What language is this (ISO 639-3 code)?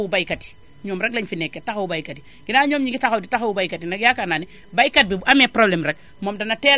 wol